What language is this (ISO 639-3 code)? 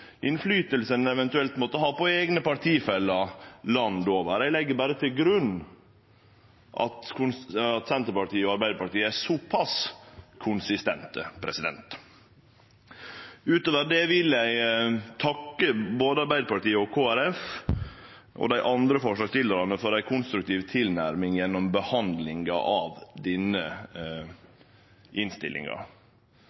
nno